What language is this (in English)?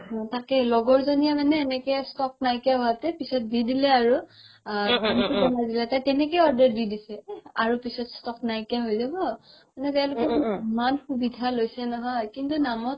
Assamese